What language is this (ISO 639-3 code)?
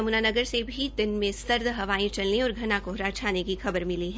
hin